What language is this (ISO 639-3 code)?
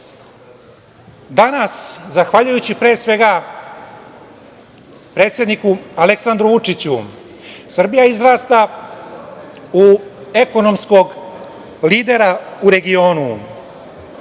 srp